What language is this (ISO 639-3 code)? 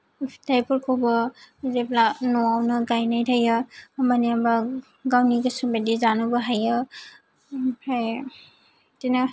brx